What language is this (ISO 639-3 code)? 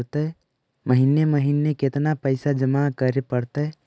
mag